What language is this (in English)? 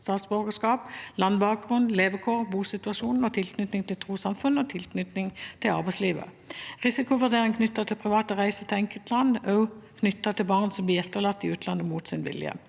Norwegian